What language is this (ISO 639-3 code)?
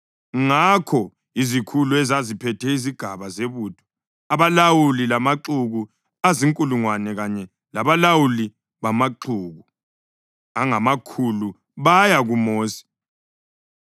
nde